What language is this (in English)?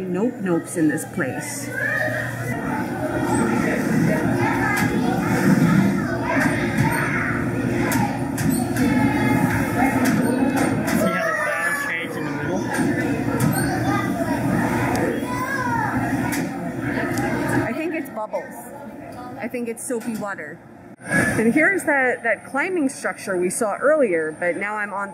English